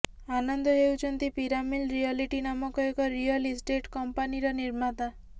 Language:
Odia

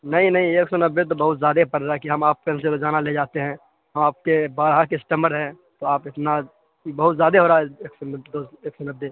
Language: Urdu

